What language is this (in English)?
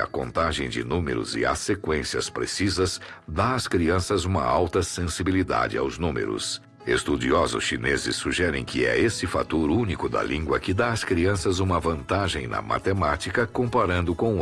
Portuguese